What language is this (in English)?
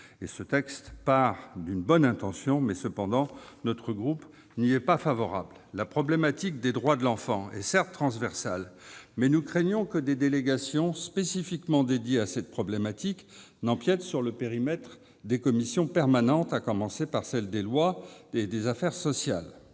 French